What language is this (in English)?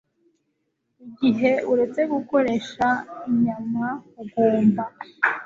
Kinyarwanda